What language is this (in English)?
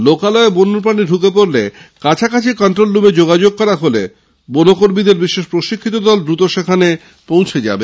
Bangla